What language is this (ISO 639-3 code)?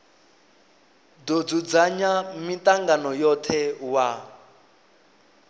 ven